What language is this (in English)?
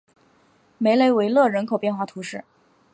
Chinese